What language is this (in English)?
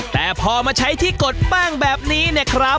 Thai